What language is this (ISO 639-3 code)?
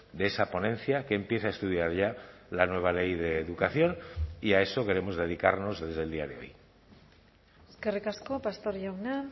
spa